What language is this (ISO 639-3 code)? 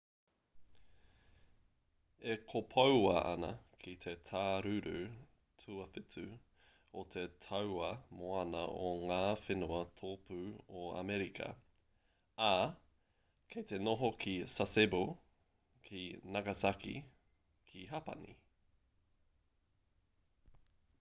mri